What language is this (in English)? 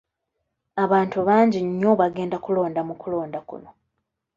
Ganda